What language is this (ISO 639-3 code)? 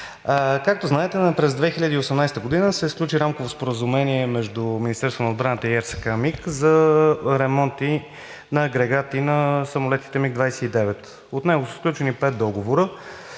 bul